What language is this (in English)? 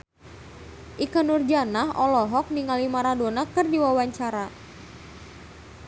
Sundanese